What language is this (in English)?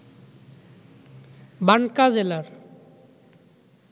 Bangla